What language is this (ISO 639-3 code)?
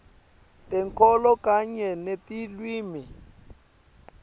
ssw